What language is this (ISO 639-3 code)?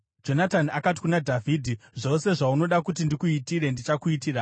sna